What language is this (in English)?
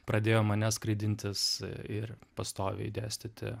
Lithuanian